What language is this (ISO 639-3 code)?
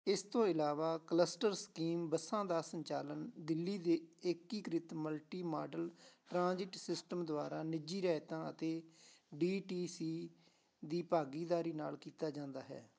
pan